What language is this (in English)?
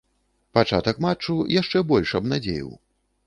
Belarusian